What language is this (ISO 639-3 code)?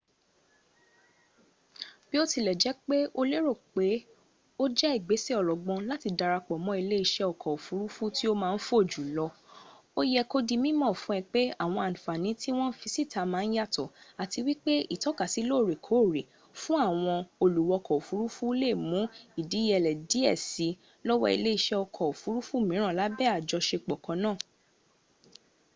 yor